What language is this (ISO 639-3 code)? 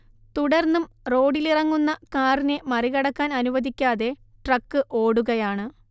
mal